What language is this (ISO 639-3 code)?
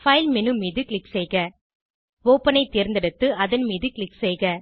tam